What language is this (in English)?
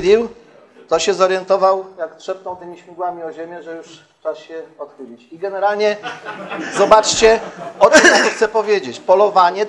Polish